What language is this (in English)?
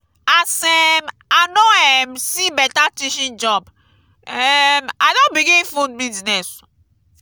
Nigerian Pidgin